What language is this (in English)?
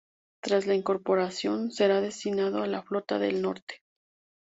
Spanish